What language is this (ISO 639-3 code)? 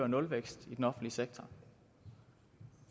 dan